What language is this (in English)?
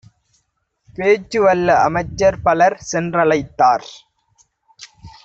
Tamil